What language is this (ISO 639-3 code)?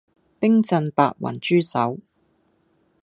yue